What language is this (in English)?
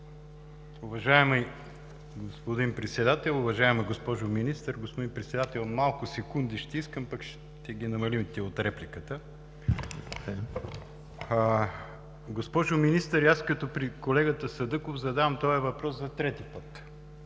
Bulgarian